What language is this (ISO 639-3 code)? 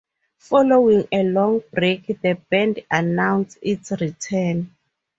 eng